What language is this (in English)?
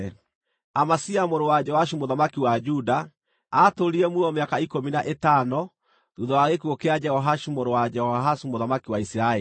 Kikuyu